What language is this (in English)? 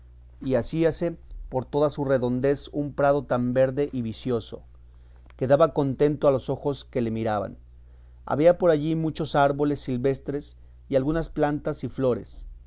Spanish